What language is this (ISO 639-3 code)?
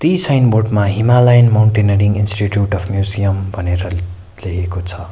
nep